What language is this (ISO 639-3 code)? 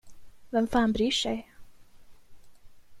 swe